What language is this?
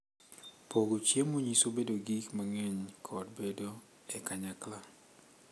Luo (Kenya and Tanzania)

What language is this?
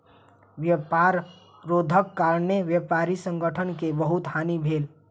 Maithili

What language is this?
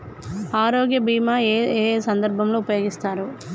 Telugu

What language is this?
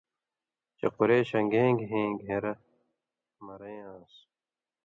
Indus Kohistani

